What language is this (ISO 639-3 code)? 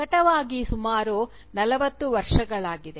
kan